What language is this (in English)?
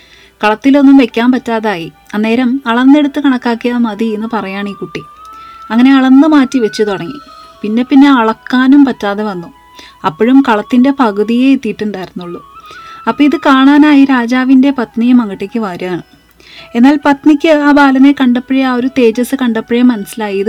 Malayalam